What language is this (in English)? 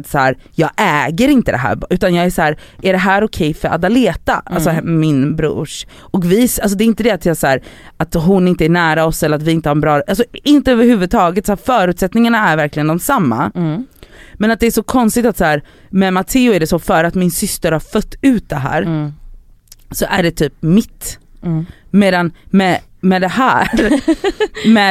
Swedish